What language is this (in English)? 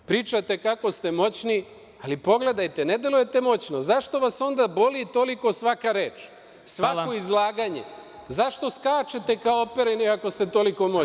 Serbian